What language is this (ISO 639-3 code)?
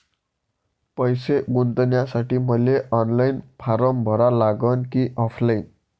mar